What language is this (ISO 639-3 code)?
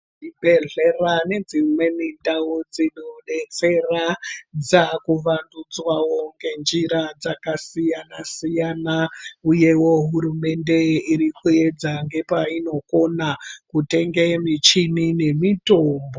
ndc